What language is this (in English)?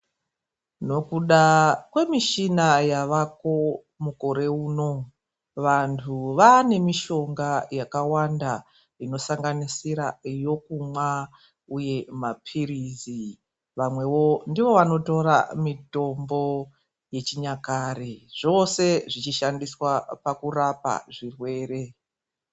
Ndau